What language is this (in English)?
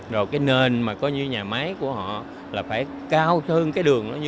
Vietnamese